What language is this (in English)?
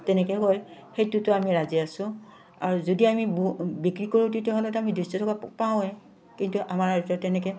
Assamese